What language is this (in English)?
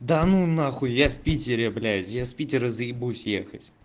Russian